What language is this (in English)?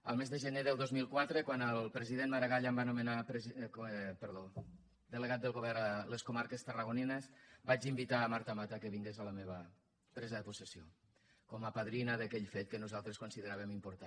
Catalan